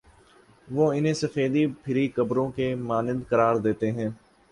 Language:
Urdu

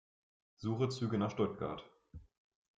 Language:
German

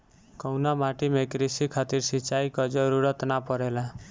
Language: Bhojpuri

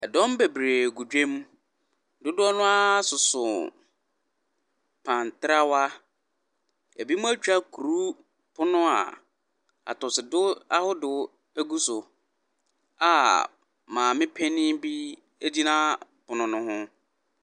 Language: Akan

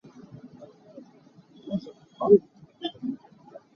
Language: Hakha Chin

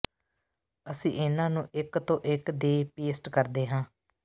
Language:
Punjabi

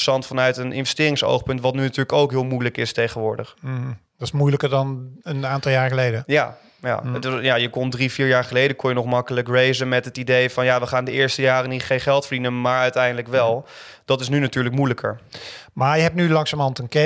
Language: Dutch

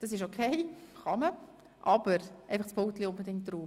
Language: Swiss German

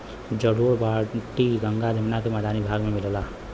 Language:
Bhojpuri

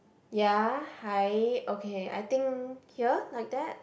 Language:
English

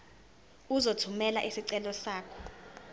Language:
Zulu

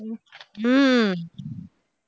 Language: Tamil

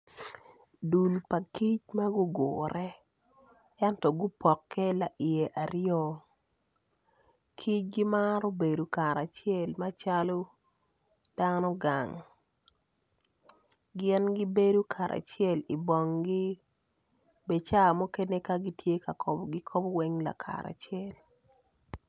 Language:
Acoli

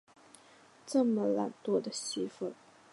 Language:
Chinese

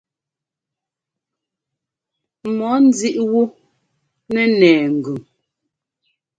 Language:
Ngomba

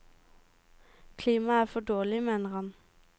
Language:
Norwegian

